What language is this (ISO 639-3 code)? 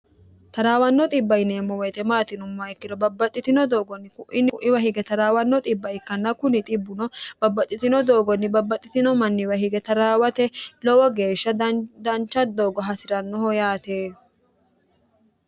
sid